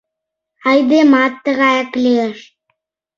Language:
Mari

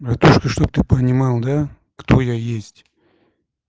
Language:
Russian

